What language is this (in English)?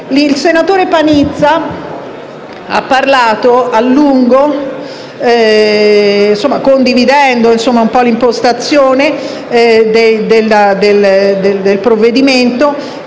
Italian